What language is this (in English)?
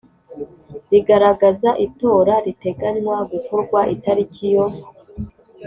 Kinyarwanda